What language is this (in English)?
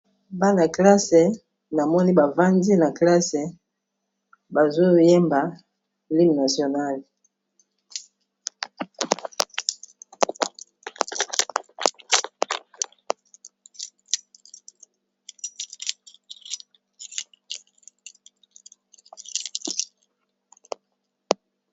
Lingala